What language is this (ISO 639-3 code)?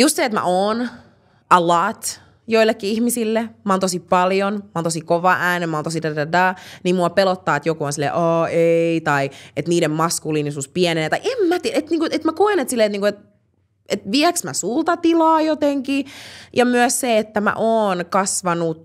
fin